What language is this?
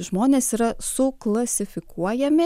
Lithuanian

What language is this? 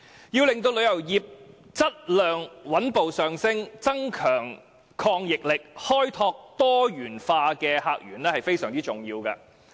Cantonese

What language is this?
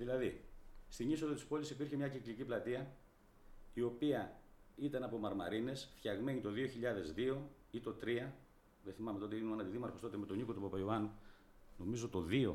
Greek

